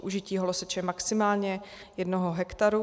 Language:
Czech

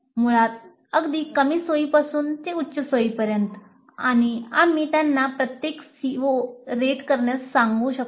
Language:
Marathi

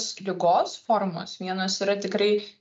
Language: Lithuanian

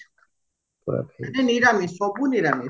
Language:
Odia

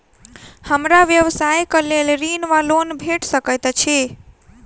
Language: Maithili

